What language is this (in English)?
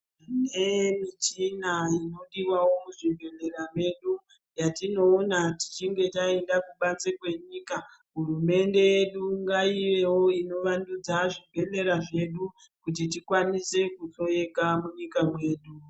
Ndau